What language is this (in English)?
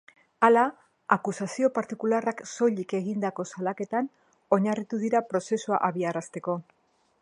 Basque